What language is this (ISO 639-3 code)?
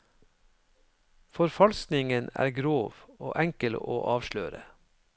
nor